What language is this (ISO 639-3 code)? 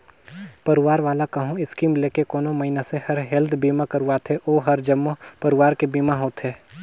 hne